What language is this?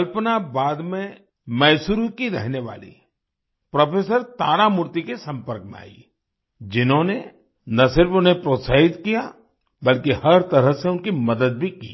Hindi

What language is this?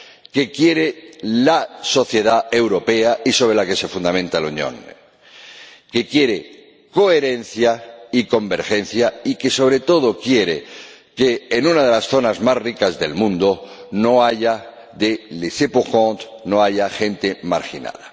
Spanish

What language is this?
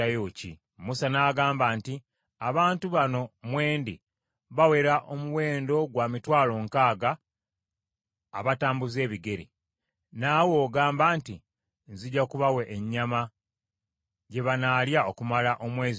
Ganda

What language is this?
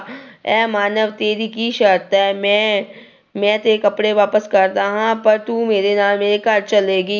Punjabi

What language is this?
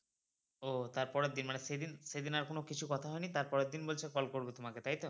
Bangla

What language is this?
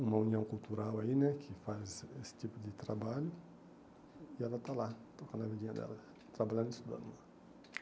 Portuguese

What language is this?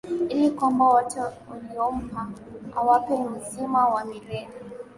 Swahili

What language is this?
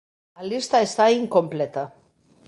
Galician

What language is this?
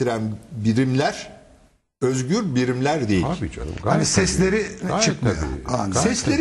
Turkish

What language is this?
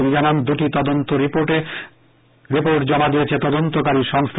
Bangla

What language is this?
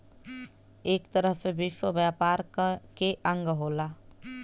Bhojpuri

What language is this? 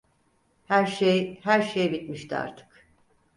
Turkish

